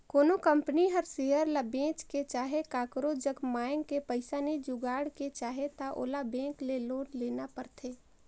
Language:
Chhattisgarhi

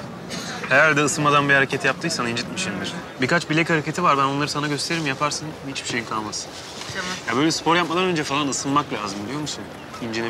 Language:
Turkish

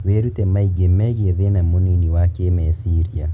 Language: Kikuyu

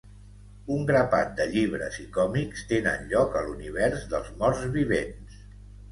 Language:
Catalan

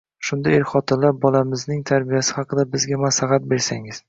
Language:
Uzbek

